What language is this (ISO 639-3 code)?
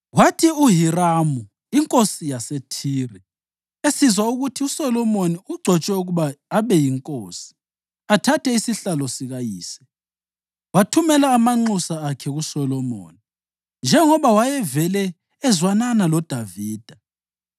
nde